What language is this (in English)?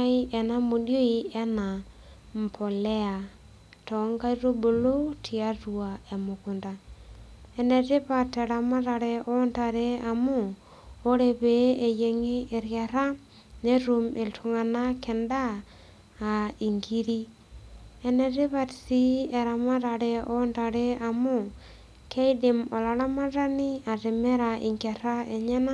Masai